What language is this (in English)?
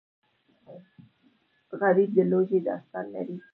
Pashto